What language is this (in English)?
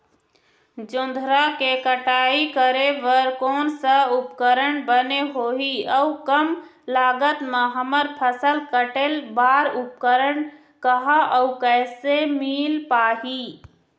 Chhattisgarhi